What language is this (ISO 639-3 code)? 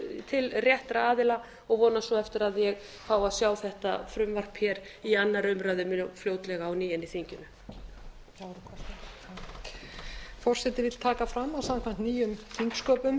isl